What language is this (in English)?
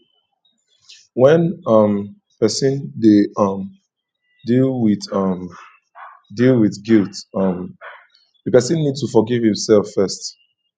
Nigerian Pidgin